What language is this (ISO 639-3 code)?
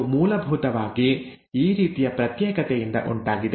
kan